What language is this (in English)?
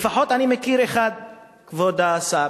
Hebrew